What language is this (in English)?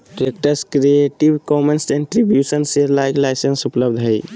Magahi